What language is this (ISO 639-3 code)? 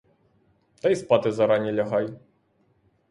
ukr